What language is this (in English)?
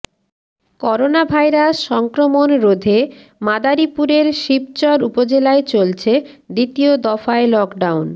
Bangla